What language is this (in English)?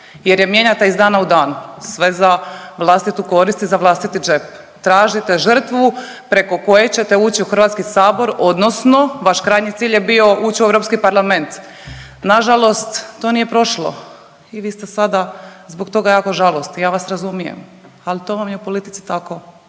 Croatian